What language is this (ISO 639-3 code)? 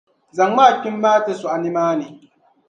dag